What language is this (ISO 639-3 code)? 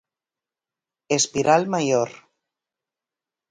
glg